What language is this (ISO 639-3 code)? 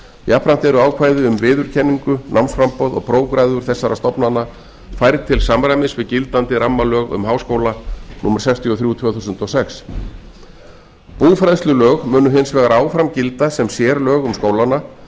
isl